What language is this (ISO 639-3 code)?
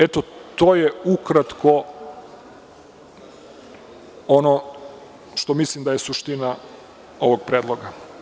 srp